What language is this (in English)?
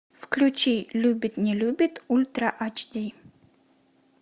Russian